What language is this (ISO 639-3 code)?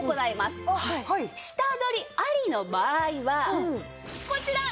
jpn